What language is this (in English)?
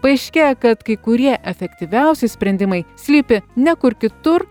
Lithuanian